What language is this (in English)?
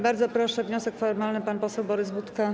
Polish